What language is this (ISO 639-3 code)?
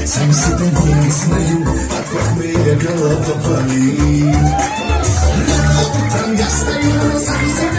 tgk